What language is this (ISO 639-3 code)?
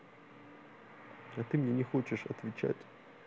rus